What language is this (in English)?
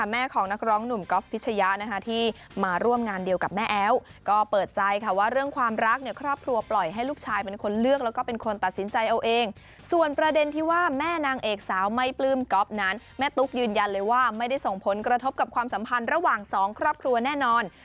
Thai